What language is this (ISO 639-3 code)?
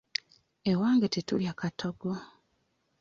lug